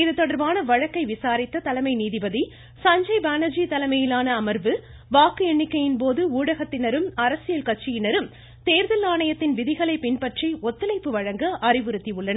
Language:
Tamil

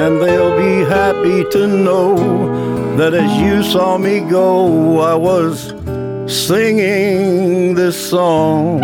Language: Ukrainian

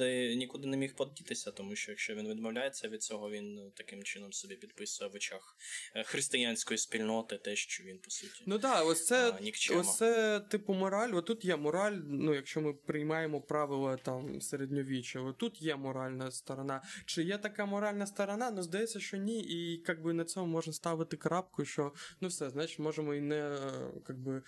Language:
Ukrainian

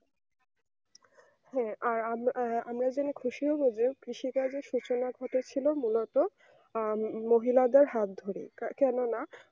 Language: Bangla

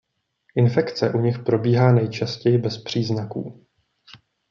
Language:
Czech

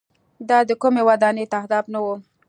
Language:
Pashto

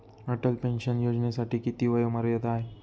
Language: Marathi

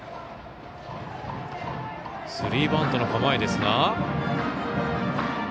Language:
Japanese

